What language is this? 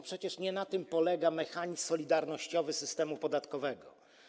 Polish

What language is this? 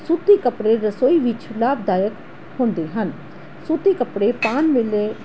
Punjabi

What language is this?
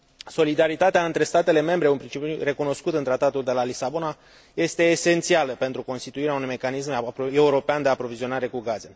Romanian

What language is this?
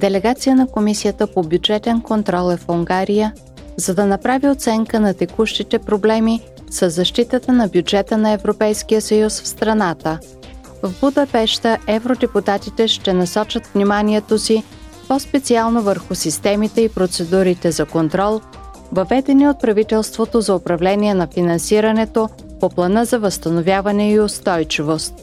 Bulgarian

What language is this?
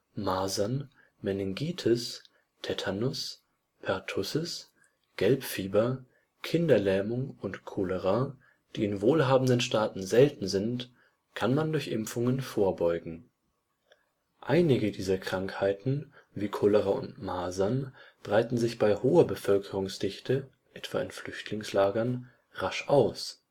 German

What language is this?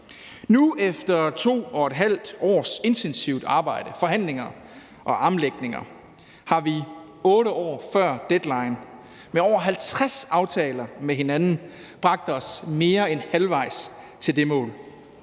Danish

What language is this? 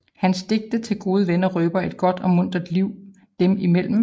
Danish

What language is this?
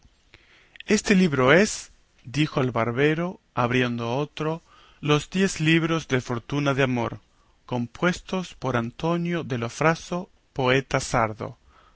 Spanish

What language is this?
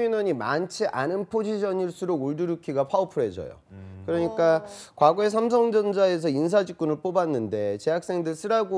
Korean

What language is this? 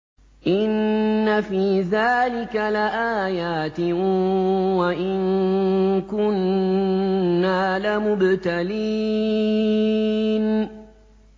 Arabic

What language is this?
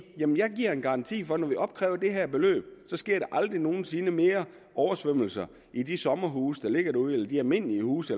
Danish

